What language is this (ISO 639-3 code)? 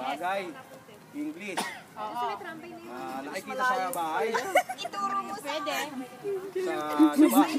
fil